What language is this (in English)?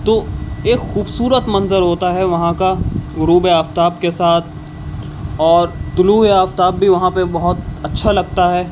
Urdu